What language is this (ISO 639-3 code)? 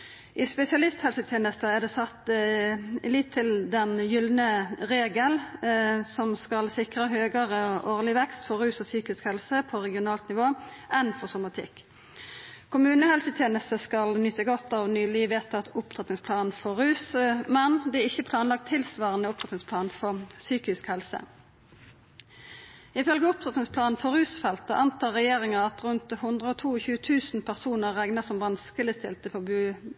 nno